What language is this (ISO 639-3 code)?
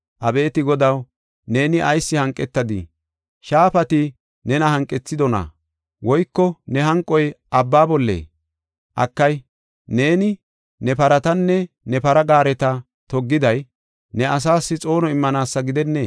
gof